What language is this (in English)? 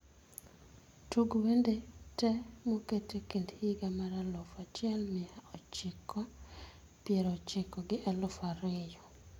Luo (Kenya and Tanzania)